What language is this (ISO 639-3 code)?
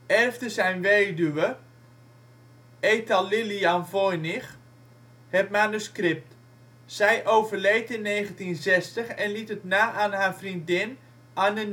nld